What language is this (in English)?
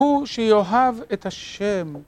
Hebrew